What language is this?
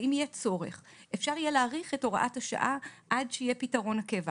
Hebrew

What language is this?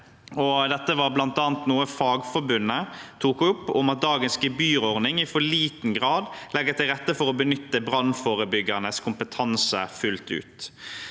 Norwegian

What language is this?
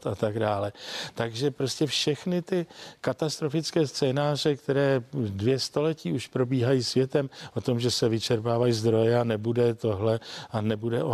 Czech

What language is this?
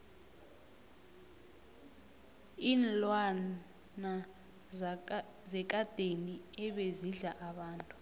South Ndebele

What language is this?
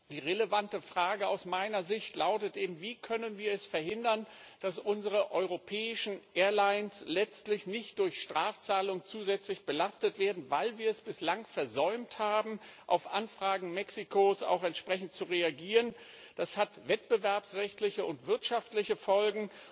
German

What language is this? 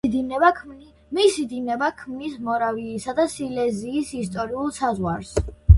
Georgian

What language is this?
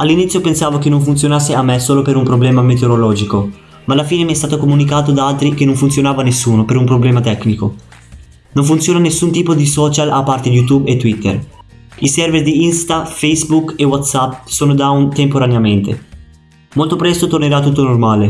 Italian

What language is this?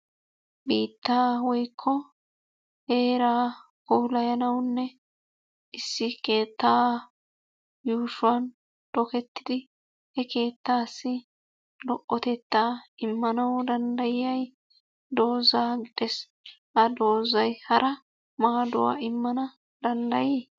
Wolaytta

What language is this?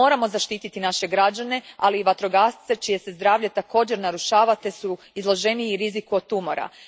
Croatian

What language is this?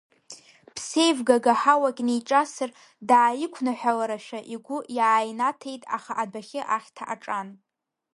Abkhazian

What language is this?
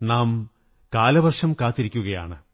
Malayalam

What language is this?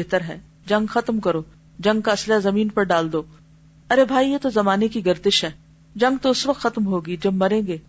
Urdu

